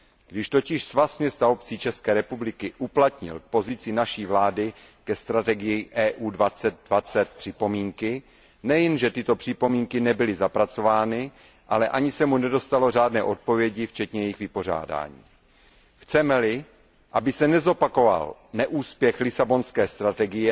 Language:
Czech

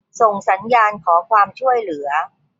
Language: Thai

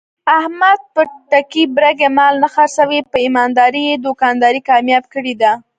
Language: Pashto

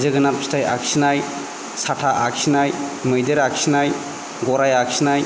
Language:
Bodo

